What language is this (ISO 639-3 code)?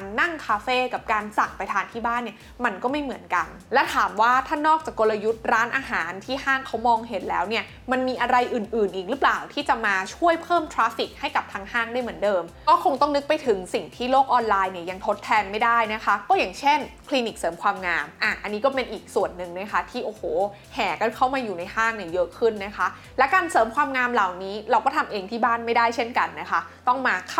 tha